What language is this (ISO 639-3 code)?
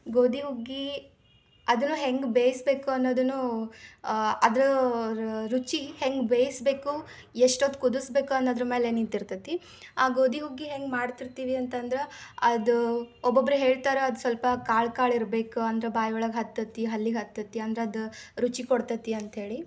kan